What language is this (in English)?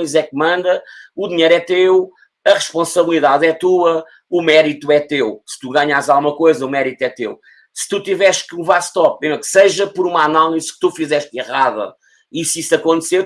Portuguese